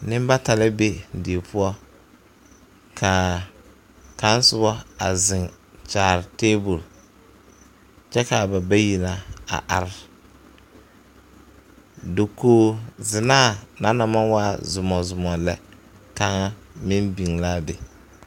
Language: Southern Dagaare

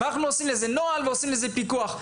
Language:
Hebrew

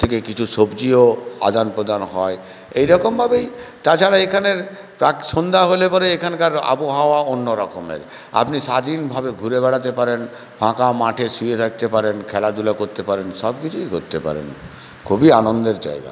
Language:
Bangla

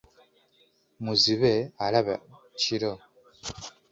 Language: Ganda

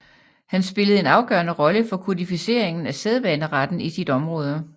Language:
Danish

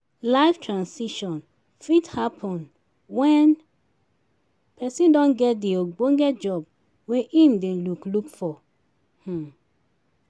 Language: Nigerian Pidgin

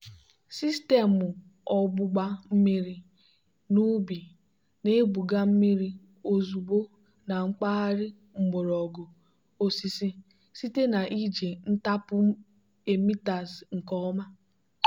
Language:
Igbo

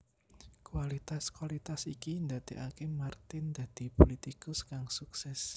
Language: Javanese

